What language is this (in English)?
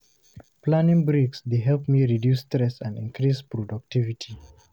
Nigerian Pidgin